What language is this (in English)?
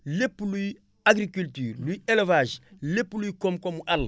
Wolof